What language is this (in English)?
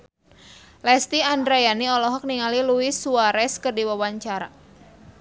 Sundanese